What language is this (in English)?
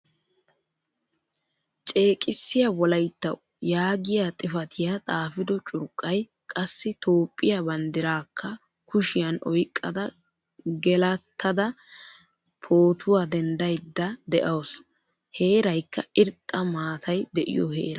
Wolaytta